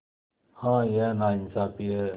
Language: Hindi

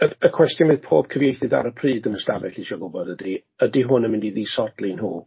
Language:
Welsh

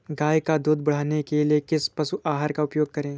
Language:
Hindi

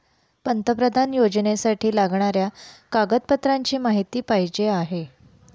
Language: Marathi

